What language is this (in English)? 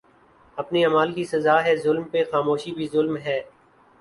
Urdu